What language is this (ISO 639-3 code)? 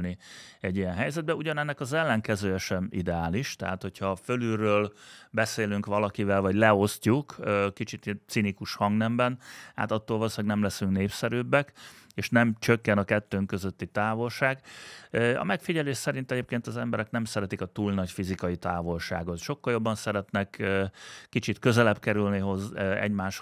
hun